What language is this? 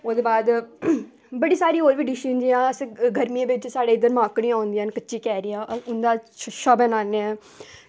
Dogri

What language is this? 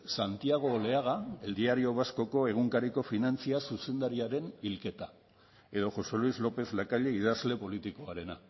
Basque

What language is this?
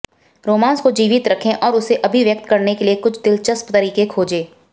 Hindi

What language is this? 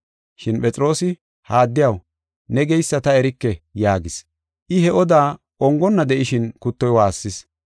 Gofa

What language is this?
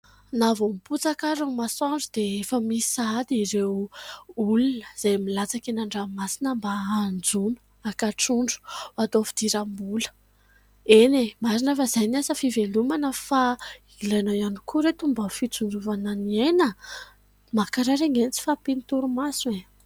Malagasy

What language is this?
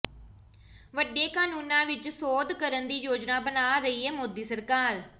Punjabi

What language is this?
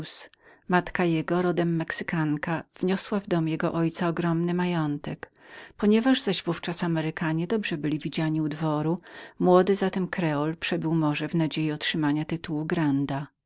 Polish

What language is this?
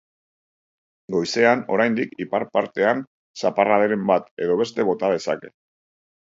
Basque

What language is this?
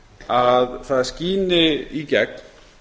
Icelandic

